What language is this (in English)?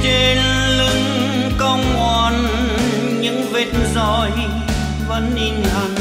Vietnamese